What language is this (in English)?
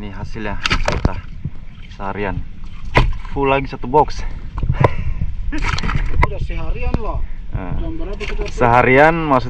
Indonesian